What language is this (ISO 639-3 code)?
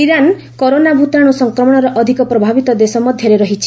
ori